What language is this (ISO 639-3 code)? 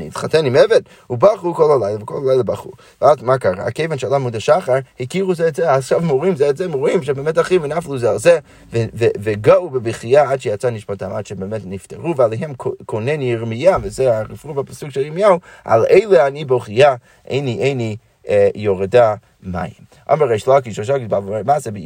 heb